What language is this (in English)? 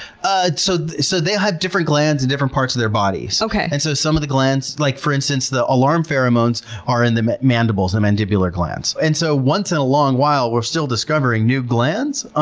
English